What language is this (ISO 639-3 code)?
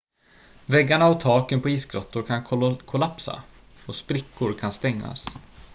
swe